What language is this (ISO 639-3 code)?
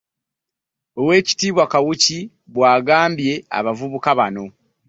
lug